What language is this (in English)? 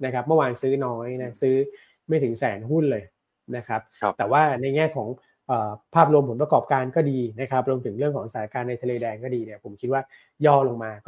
Thai